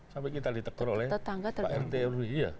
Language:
Indonesian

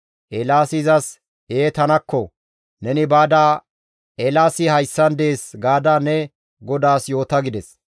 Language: Gamo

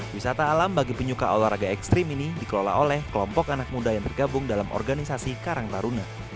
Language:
Indonesian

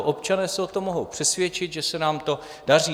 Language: Czech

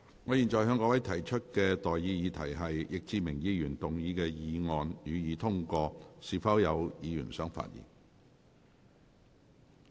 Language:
Cantonese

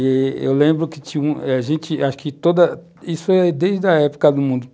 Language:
Portuguese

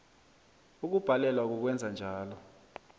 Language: South Ndebele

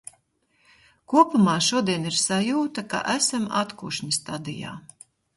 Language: Latvian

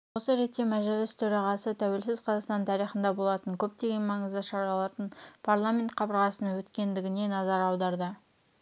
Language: Kazakh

